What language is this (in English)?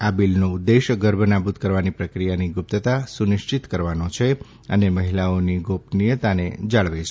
Gujarati